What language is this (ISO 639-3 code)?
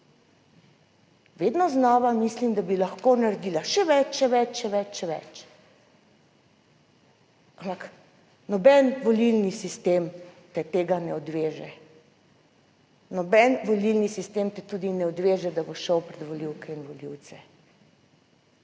slv